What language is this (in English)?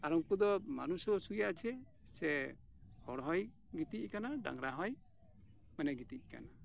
Santali